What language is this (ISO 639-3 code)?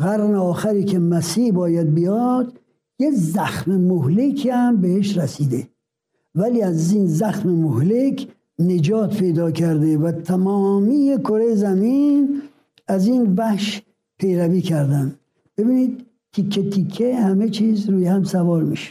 fas